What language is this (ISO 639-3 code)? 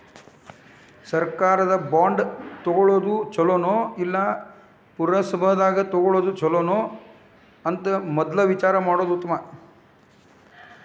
kan